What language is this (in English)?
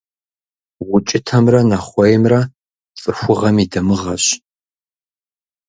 Kabardian